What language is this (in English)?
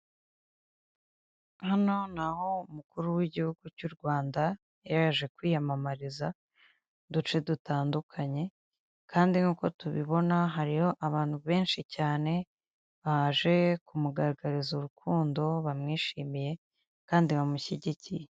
Kinyarwanda